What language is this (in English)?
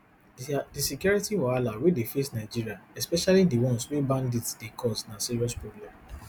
Nigerian Pidgin